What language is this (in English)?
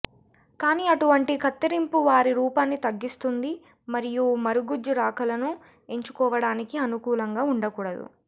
Telugu